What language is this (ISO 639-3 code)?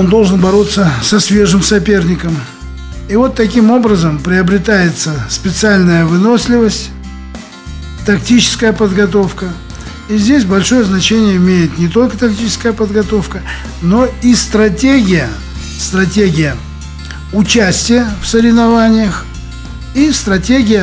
rus